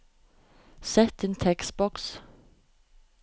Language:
Norwegian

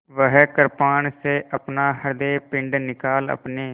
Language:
Hindi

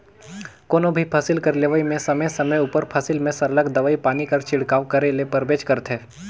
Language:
Chhattisgarhi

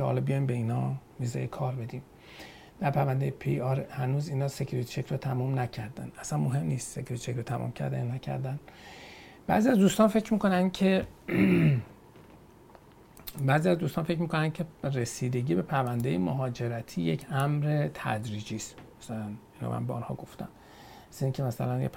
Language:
Persian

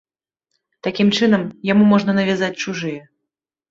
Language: Belarusian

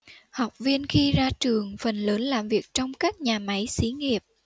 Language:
Vietnamese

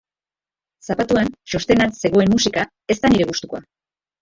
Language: Basque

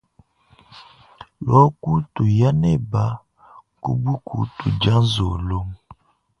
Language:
Luba-Lulua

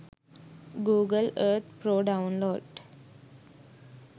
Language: Sinhala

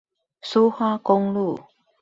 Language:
Chinese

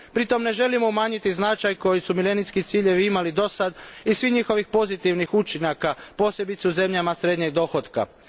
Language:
Croatian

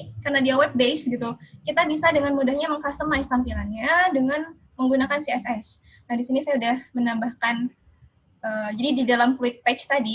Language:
Indonesian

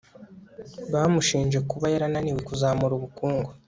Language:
Kinyarwanda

